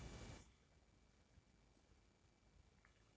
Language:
Kannada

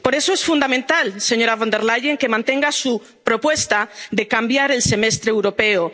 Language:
Spanish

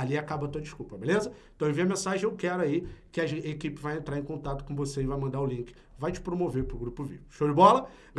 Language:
Portuguese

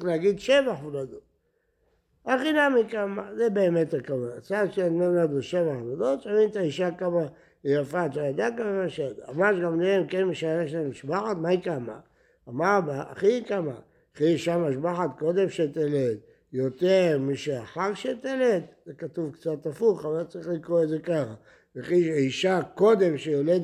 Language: Hebrew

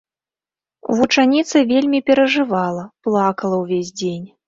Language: Belarusian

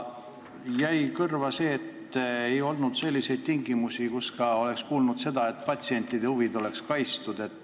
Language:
Estonian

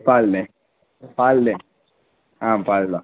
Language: Tamil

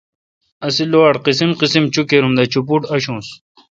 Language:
Kalkoti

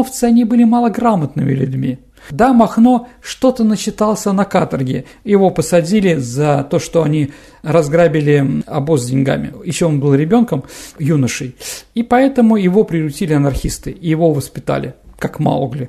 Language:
Russian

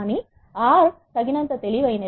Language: Telugu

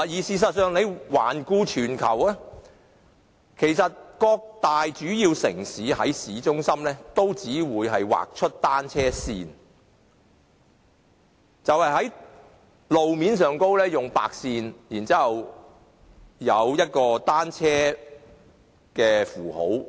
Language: Cantonese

